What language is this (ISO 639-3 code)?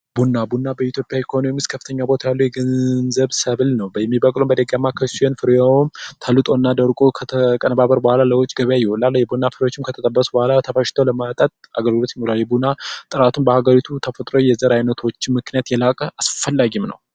amh